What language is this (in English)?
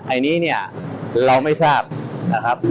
Thai